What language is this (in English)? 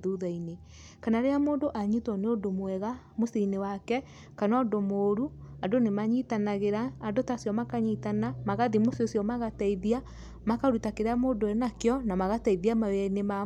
Kikuyu